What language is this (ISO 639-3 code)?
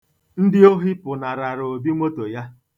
ibo